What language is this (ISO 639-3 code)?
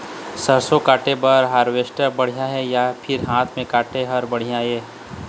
hne